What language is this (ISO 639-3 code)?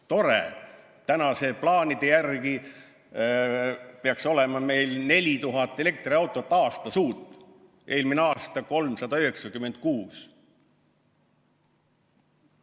est